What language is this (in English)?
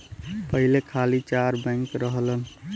Bhojpuri